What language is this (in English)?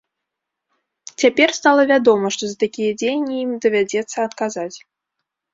Belarusian